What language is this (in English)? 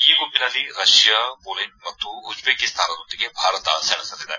Kannada